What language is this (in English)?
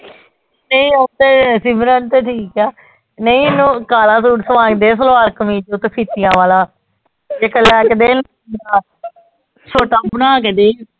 Punjabi